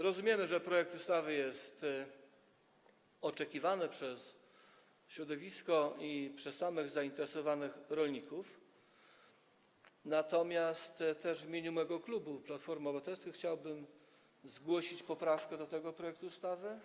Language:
Polish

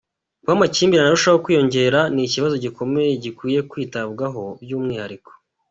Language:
Kinyarwanda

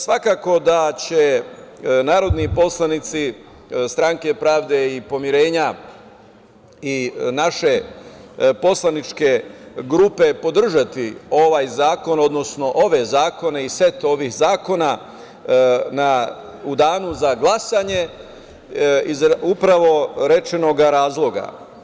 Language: Serbian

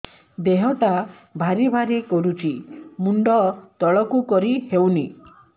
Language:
Odia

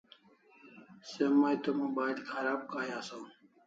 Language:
Kalasha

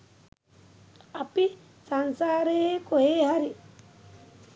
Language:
Sinhala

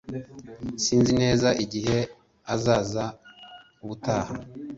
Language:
Kinyarwanda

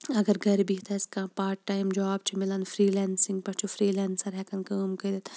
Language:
Kashmiri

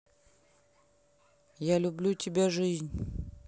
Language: Russian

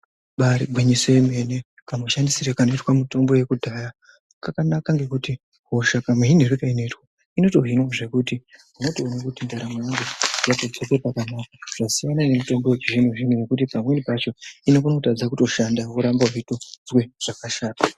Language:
Ndau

